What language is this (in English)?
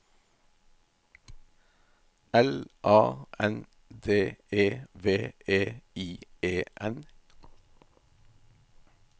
Norwegian